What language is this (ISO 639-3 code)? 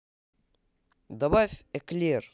rus